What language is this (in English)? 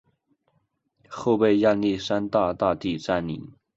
Chinese